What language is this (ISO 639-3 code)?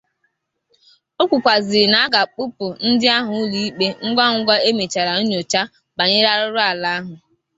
ibo